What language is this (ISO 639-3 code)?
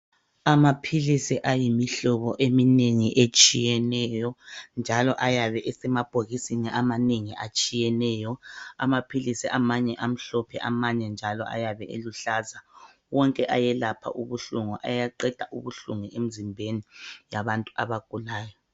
nde